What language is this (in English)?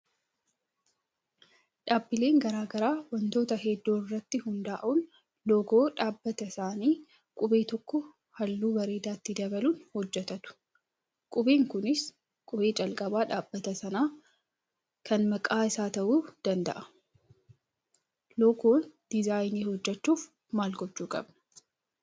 Oromo